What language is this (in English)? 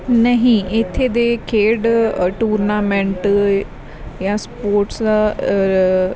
Punjabi